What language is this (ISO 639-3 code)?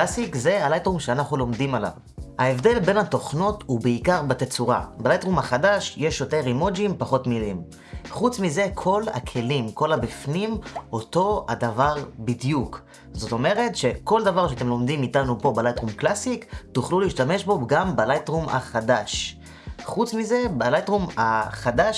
heb